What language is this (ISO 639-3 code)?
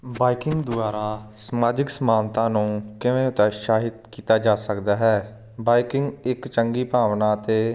pan